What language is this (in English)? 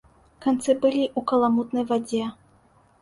Belarusian